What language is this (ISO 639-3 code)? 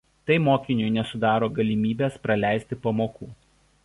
lit